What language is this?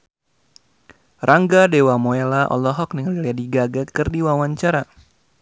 Sundanese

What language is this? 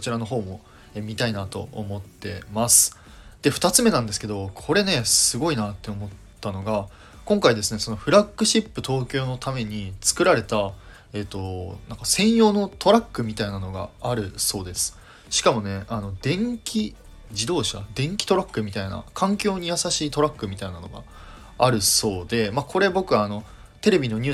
Japanese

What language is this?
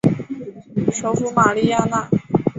Chinese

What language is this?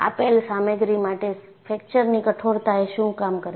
Gujarati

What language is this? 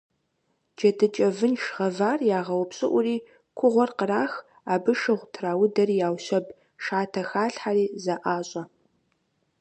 Kabardian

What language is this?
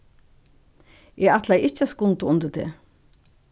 Faroese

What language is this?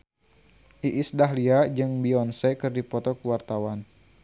Sundanese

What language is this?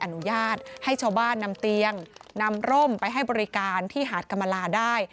Thai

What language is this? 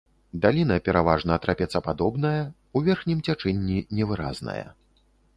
Belarusian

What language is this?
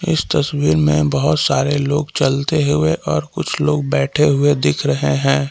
Hindi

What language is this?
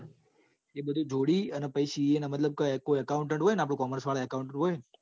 Gujarati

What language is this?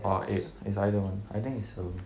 English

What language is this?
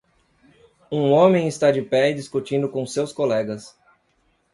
Portuguese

